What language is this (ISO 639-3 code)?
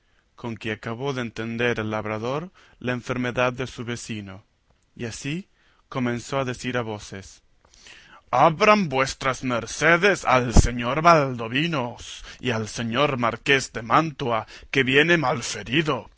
spa